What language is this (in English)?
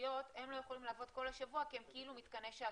Hebrew